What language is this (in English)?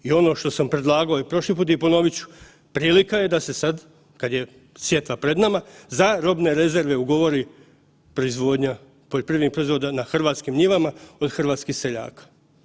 Croatian